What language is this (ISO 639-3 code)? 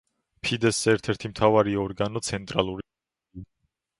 kat